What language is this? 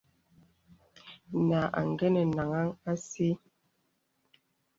Bebele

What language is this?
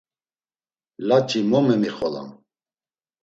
Laz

